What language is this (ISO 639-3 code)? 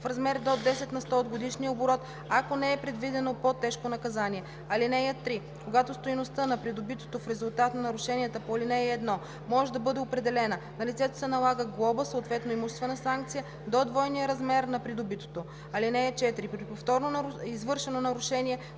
bul